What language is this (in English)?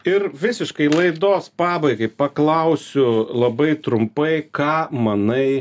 Lithuanian